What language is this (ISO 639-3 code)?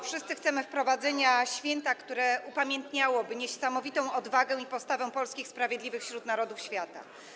pol